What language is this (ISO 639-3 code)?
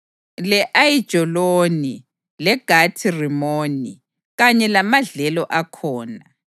nde